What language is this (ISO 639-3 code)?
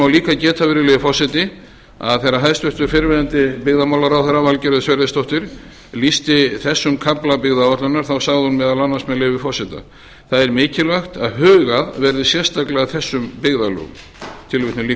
isl